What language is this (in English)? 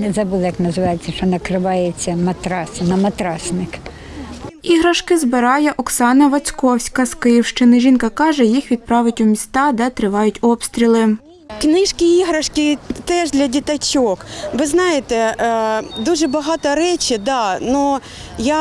Ukrainian